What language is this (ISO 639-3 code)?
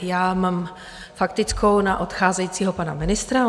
ces